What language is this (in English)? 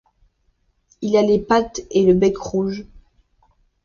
French